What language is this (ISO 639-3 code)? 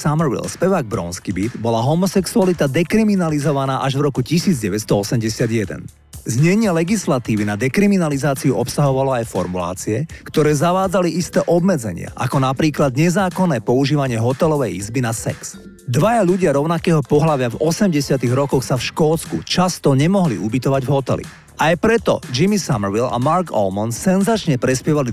slk